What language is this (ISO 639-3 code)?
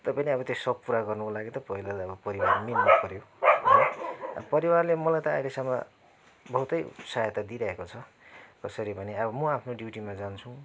nep